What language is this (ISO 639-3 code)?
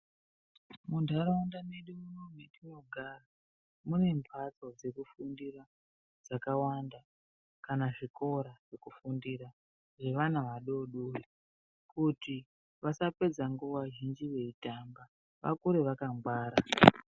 ndc